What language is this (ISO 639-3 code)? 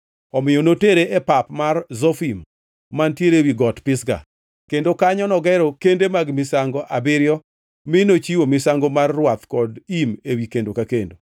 luo